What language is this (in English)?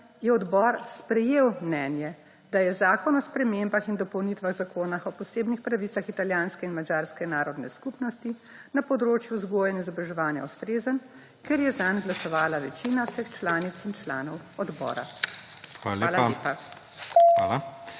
Slovenian